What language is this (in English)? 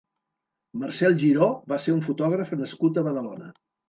Catalan